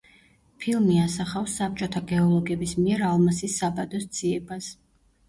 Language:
Georgian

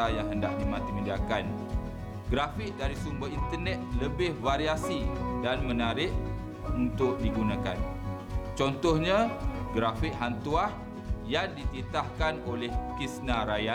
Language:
Malay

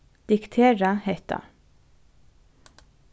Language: Faroese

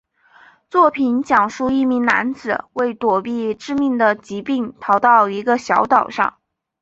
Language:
Chinese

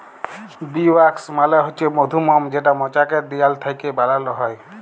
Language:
Bangla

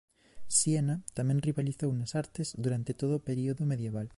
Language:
Galician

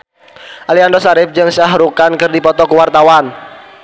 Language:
Sundanese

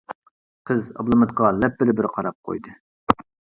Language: Uyghur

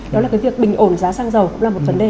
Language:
Vietnamese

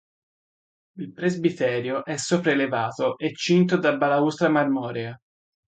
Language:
Italian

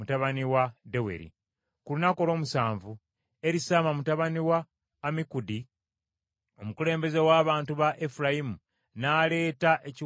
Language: Ganda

